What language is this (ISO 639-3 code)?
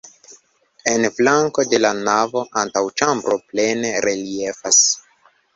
epo